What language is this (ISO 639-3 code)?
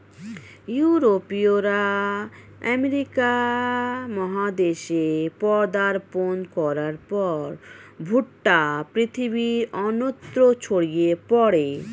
ben